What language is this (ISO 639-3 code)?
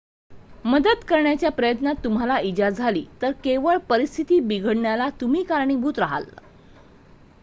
mar